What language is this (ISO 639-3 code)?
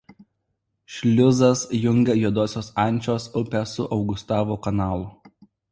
lit